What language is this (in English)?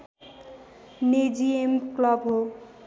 Nepali